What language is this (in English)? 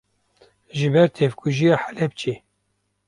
Kurdish